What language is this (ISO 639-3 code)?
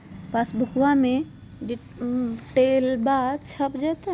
mag